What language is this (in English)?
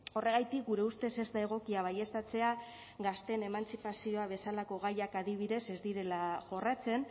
Basque